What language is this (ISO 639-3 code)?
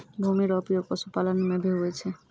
mai